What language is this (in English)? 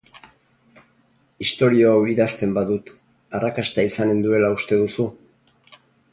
Basque